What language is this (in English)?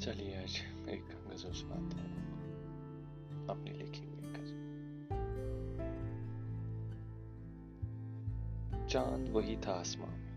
Urdu